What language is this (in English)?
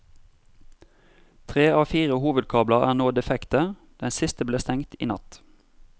Norwegian